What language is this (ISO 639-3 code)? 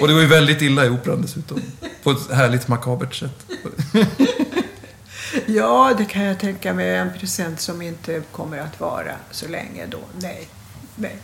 swe